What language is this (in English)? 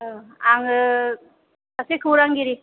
Bodo